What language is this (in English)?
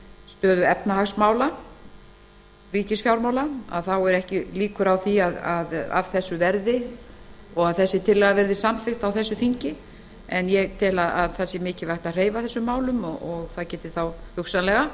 Icelandic